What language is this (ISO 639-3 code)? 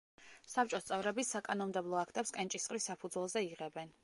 kat